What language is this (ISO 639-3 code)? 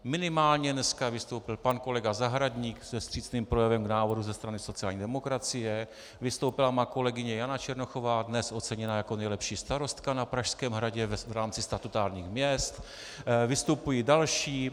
ces